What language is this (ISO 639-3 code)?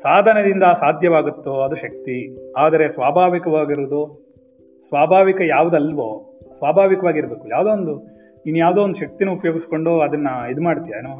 kan